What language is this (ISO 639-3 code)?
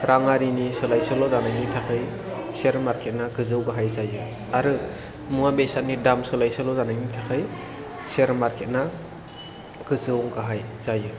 brx